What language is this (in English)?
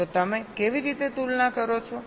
Gujarati